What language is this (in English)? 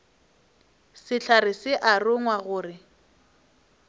Northern Sotho